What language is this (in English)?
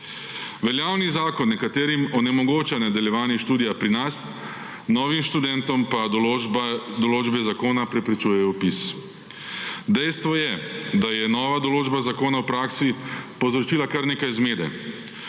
Slovenian